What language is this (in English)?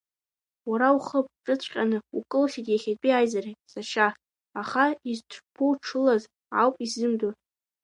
Abkhazian